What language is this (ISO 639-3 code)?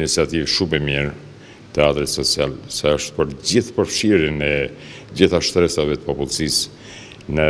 ron